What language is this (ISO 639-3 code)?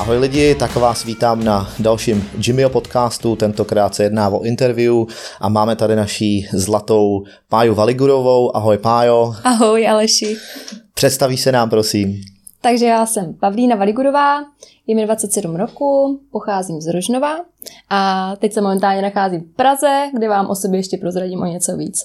ces